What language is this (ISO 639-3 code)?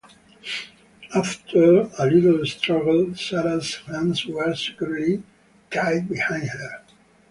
eng